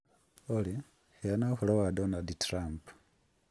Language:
Kikuyu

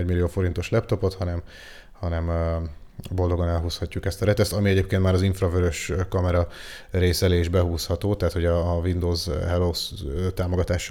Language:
Hungarian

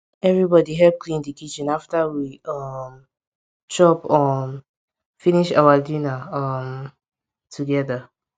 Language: Nigerian Pidgin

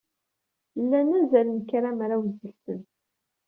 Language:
Kabyle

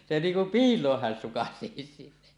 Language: Finnish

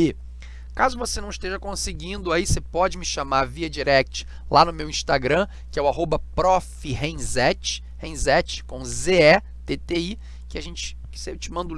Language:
Portuguese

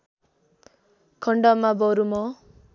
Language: Nepali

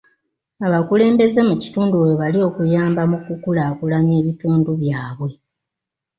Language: Ganda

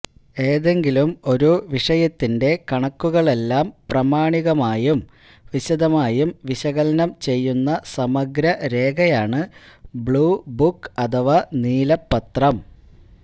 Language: Malayalam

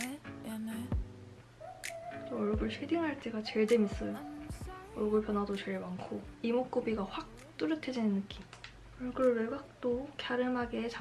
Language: Korean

